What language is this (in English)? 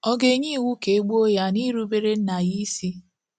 Igbo